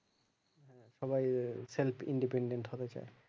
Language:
Bangla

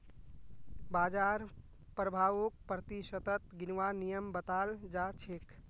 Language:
Magahi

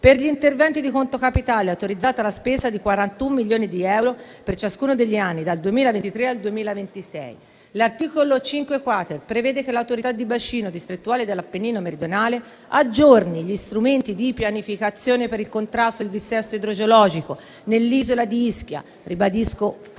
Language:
Italian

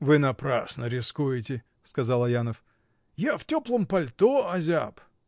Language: Russian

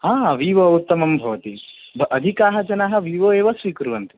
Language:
Sanskrit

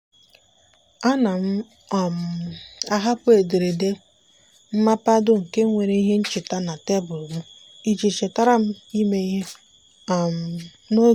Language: Igbo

